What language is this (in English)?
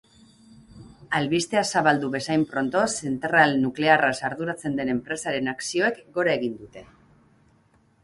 Basque